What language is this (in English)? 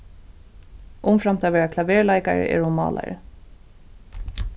Faroese